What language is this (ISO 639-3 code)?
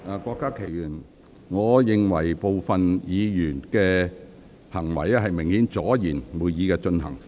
yue